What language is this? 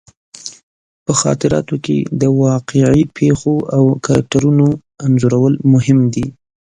Pashto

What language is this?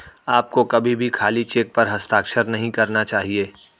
Hindi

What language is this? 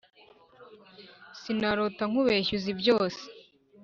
Kinyarwanda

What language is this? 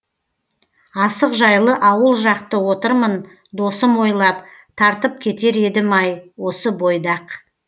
Kazakh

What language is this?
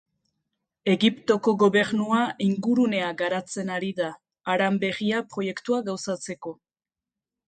Basque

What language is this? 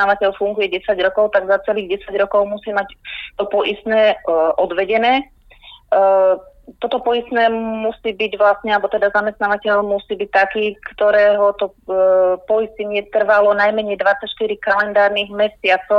Slovak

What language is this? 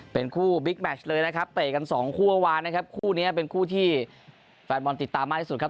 Thai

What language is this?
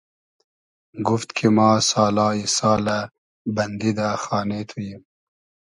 Hazaragi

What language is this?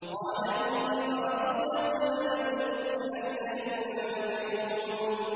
Arabic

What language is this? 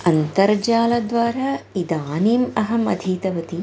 Sanskrit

